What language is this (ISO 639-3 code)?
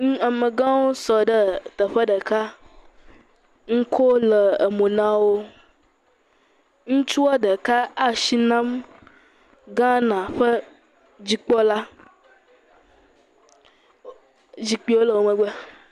ewe